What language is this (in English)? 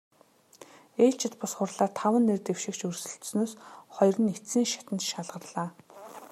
Mongolian